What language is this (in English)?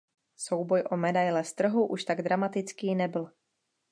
Czech